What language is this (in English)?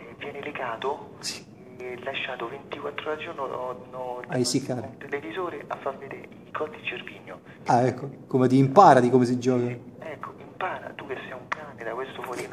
Italian